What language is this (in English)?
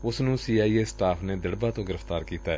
Punjabi